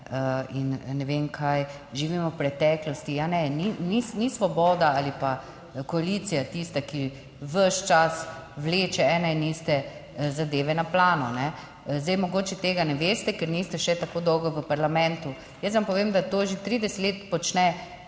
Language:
Slovenian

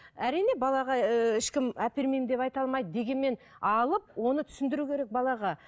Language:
Kazakh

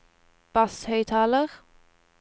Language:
Norwegian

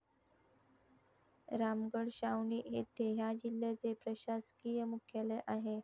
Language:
Marathi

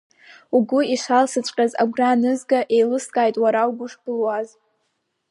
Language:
Abkhazian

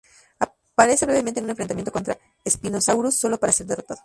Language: Spanish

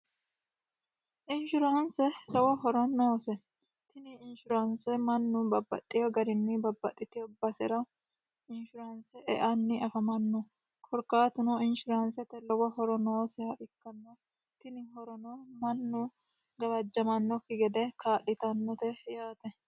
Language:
Sidamo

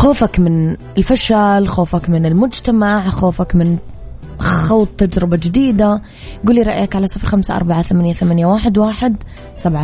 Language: Arabic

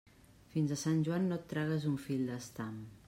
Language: Catalan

